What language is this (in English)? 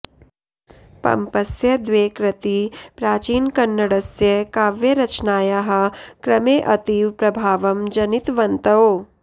Sanskrit